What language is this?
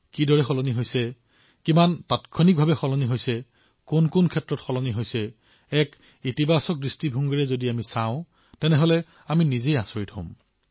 Assamese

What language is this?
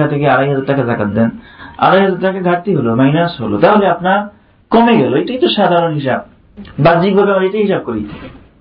Bangla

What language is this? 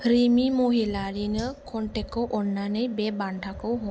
Bodo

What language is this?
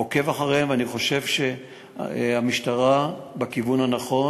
Hebrew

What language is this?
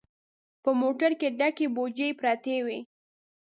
Pashto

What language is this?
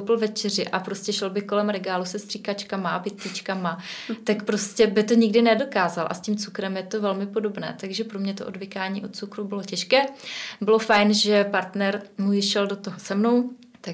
Czech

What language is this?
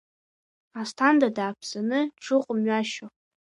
Abkhazian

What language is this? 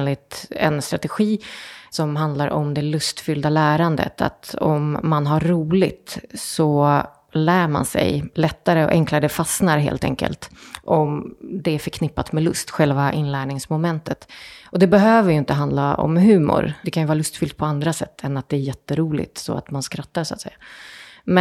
Swedish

